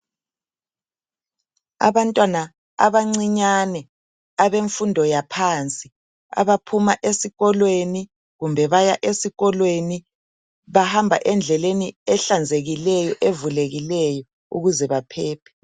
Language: North Ndebele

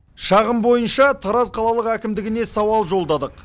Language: Kazakh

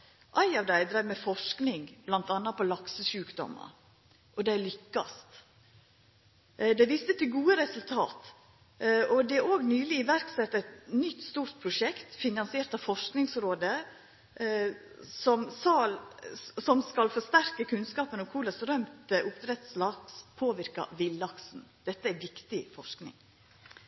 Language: Norwegian Nynorsk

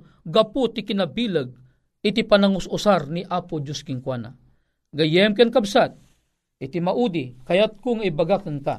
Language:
Filipino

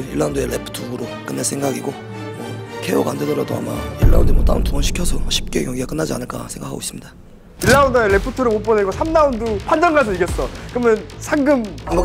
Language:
Korean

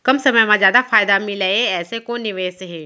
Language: Chhattisgarhi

